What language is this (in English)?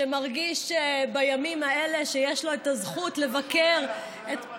Hebrew